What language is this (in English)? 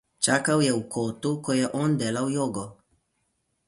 Slovenian